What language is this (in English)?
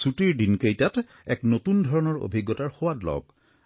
Assamese